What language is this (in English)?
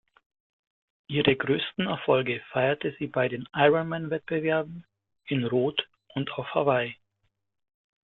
German